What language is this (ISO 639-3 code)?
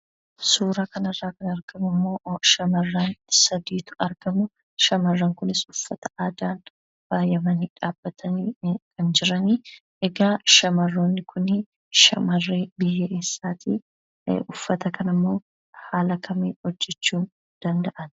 orm